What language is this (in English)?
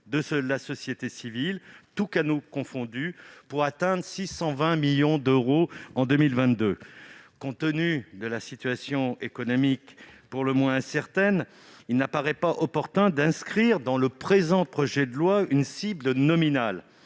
French